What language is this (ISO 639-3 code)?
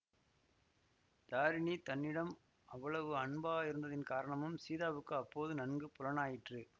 tam